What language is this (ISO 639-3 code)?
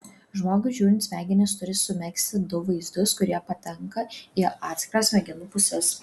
lit